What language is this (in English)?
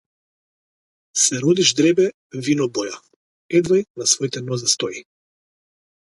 Macedonian